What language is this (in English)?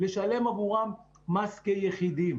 Hebrew